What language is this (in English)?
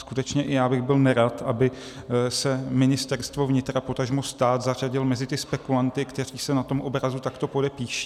Czech